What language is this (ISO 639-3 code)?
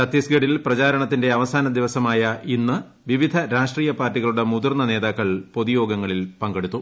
mal